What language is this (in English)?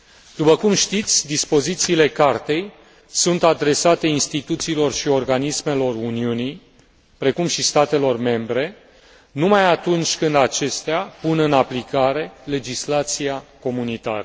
Romanian